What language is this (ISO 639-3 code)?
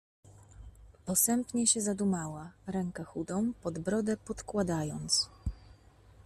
pol